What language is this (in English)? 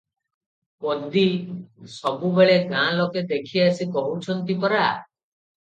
Odia